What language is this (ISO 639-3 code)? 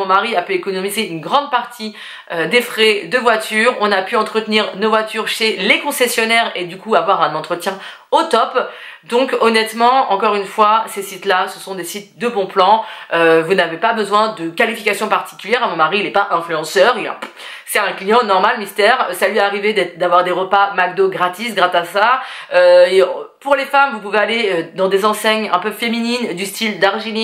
fra